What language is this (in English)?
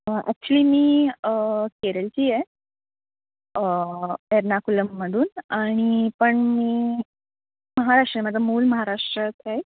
Marathi